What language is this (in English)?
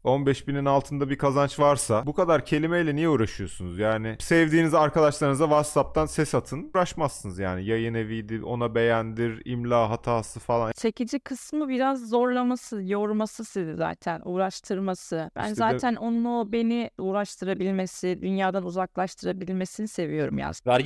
Turkish